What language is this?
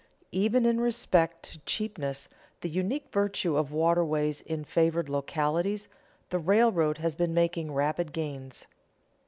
English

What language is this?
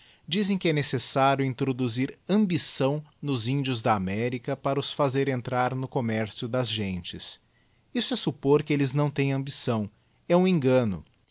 Portuguese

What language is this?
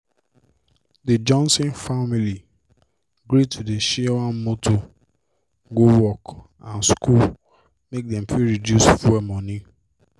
Nigerian Pidgin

